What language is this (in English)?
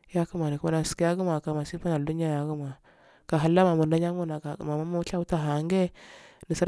Afade